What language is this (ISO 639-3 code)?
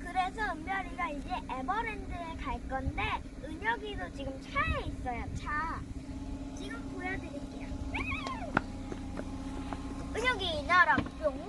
kor